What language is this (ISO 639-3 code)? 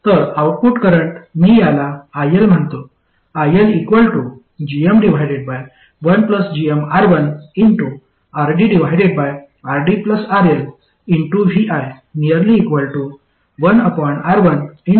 mar